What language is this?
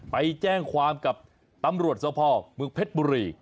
Thai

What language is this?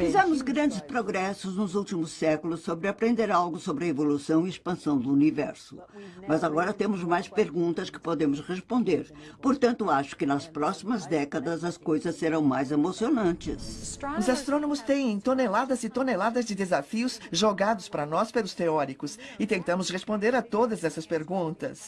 Portuguese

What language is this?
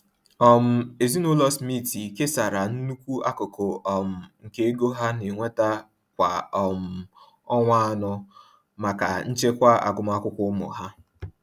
Igbo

